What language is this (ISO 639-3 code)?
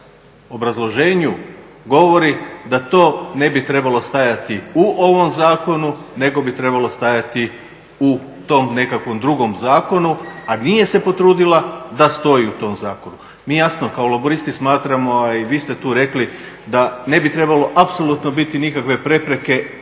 hrv